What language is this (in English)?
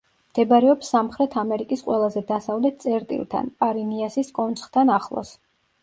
Georgian